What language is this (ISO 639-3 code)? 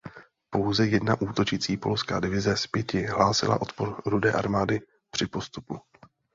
ces